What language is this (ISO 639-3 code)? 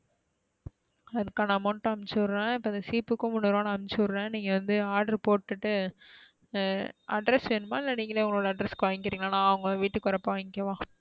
tam